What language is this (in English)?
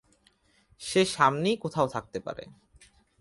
Bangla